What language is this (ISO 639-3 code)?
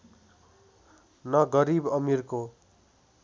nep